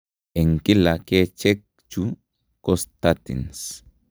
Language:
Kalenjin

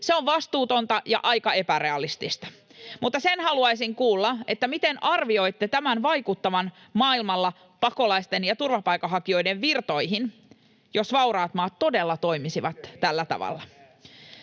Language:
Finnish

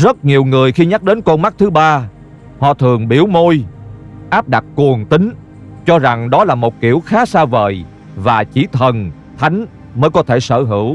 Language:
Vietnamese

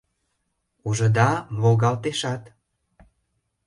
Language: Mari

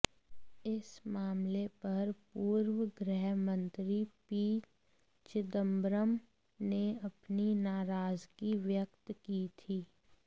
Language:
Hindi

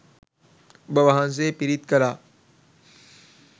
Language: Sinhala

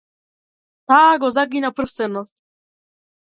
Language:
Macedonian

